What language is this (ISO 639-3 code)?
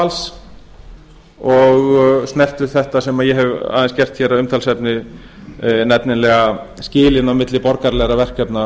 isl